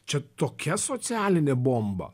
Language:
Lithuanian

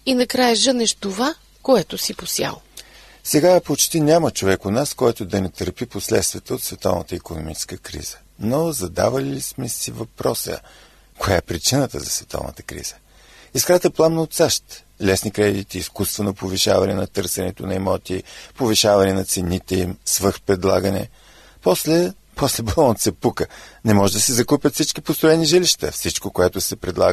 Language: Bulgarian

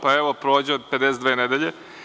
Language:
Serbian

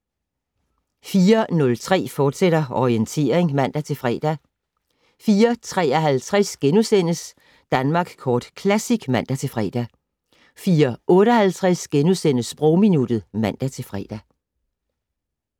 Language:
Danish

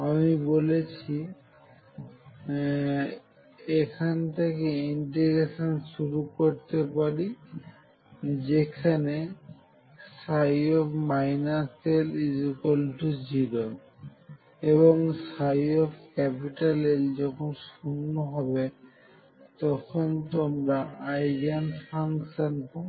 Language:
Bangla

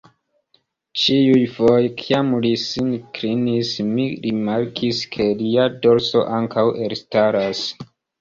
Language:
Esperanto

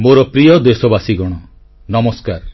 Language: Odia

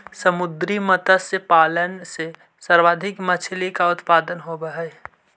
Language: Magahi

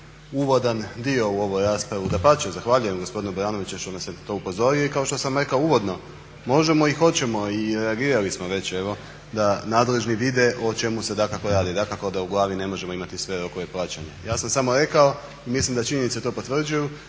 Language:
Croatian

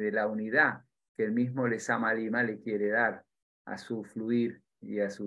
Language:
Spanish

